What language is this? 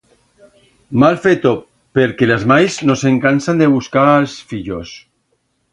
Aragonese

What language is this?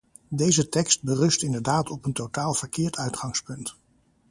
Dutch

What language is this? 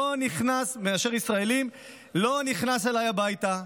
Hebrew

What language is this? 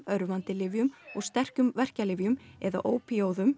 Icelandic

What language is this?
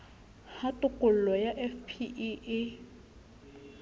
Southern Sotho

